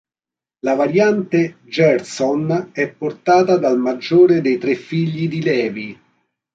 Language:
Italian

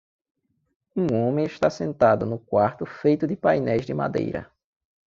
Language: Portuguese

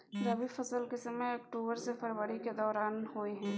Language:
Maithili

